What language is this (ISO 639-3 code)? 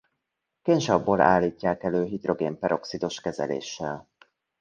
hun